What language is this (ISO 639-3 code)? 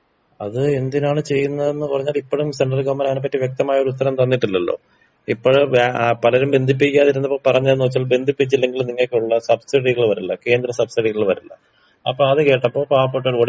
mal